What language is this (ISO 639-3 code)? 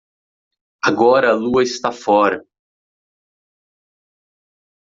por